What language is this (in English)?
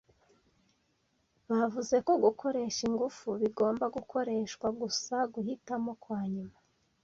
Kinyarwanda